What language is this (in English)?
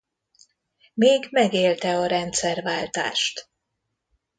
Hungarian